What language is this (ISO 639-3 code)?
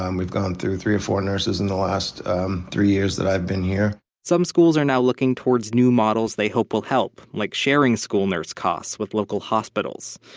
eng